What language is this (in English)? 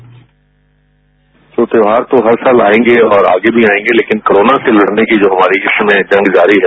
Hindi